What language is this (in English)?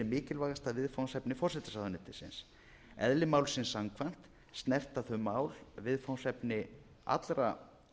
Icelandic